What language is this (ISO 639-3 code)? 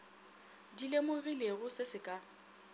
nso